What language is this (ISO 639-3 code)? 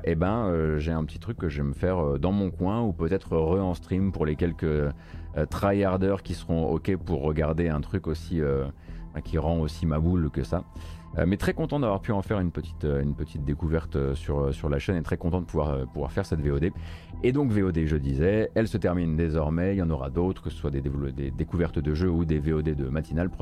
fra